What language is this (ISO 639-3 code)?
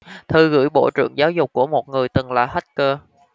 vie